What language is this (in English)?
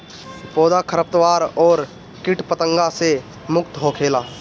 Bhojpuri